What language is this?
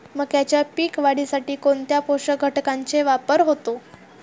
Marathi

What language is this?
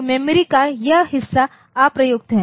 Hindi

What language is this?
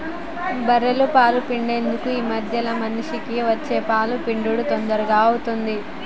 Telugu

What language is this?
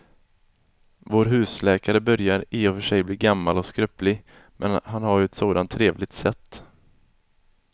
Swedish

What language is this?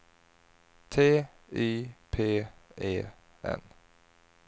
Swedish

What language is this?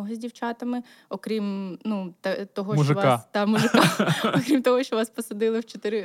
Ukrainian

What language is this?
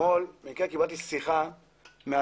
Hebrew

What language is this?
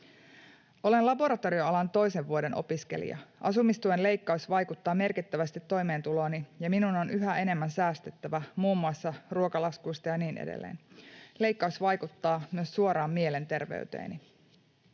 Finnish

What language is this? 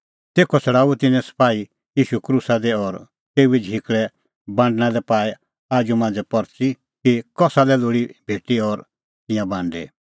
Kullu Pahari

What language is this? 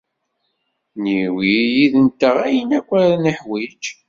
Kabyle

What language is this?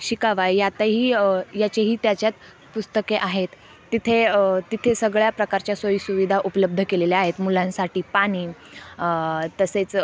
Marathi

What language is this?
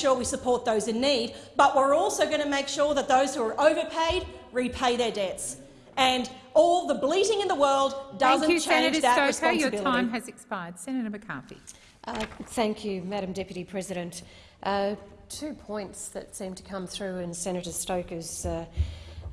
English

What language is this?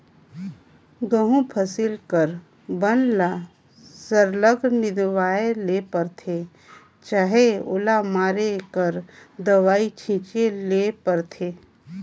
Chhattisgarhi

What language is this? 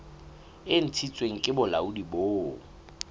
Southern Sotho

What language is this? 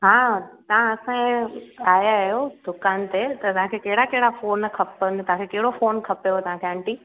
Sindhi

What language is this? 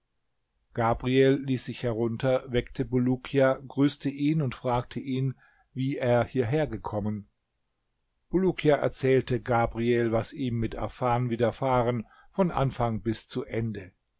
German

